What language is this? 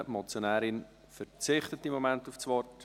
Swiss German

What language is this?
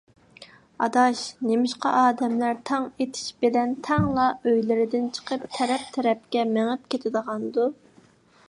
Uyghur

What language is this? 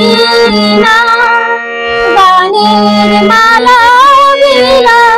Thai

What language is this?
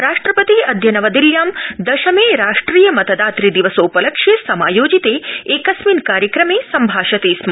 Sanskrit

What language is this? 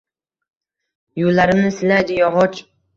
Uzbek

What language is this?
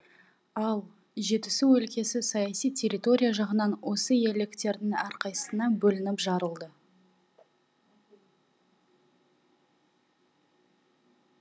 Kazakh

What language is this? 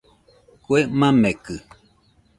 Nüpode Huitoto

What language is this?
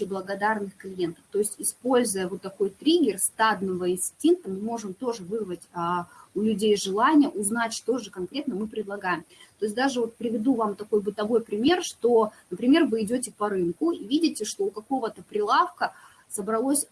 Russian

